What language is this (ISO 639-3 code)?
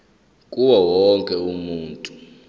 zul